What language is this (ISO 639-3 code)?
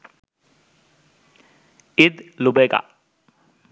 ben